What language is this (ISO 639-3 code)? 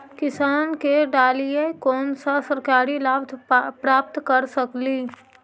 mag